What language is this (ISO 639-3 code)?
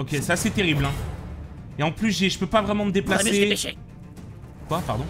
fra